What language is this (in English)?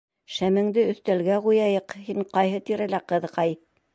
Bashkir